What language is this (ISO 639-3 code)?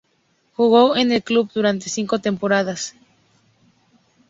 spa